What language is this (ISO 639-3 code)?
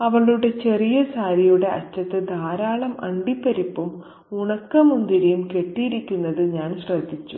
mal